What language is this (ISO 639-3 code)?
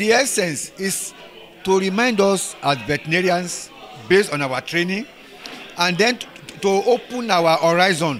eng